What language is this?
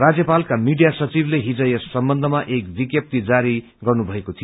Nepali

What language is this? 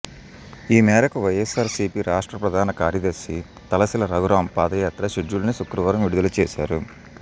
Telugu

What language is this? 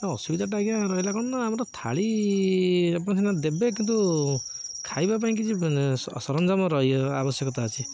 Odia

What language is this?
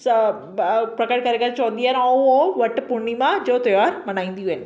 Sindhi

